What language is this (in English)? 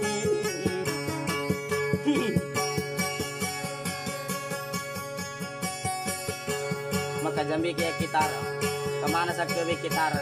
Indonesian